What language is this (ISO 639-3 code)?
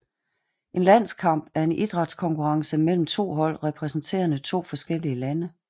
dan